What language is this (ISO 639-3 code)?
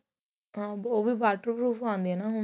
pan